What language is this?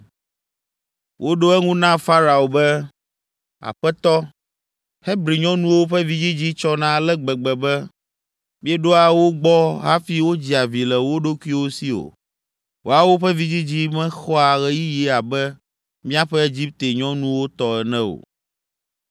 Ewe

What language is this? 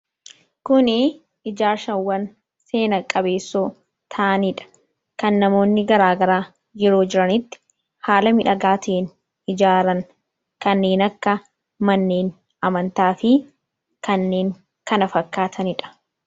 Oromo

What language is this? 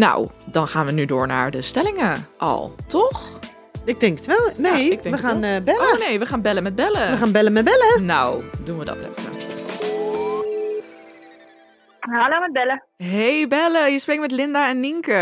Dutch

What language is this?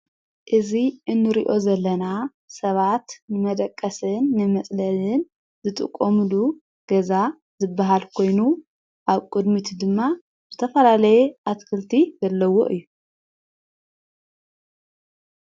Tigrinya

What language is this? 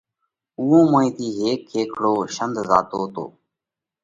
Parkari Koli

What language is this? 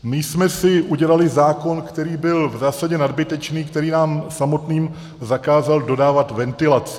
Czech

